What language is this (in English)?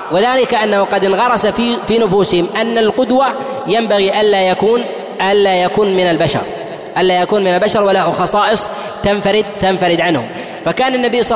Arabic